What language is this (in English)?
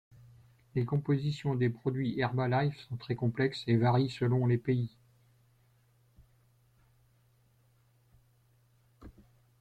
French